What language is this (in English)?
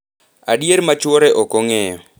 Luo (Kenya and Tanzania)